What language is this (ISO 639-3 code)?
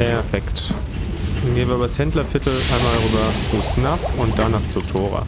deu